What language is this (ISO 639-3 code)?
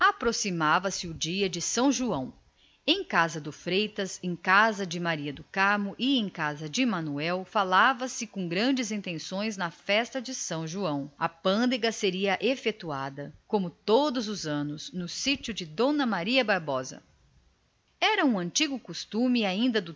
por